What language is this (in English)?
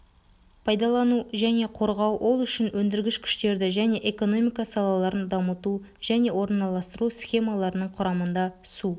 Kazakh